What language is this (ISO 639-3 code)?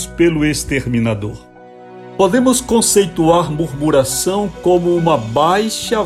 por